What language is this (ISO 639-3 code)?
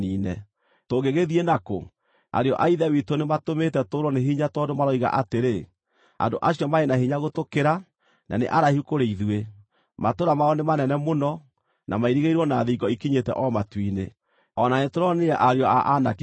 kik